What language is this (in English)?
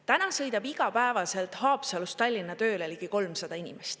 Estonian